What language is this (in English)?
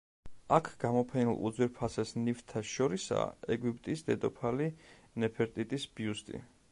Georgian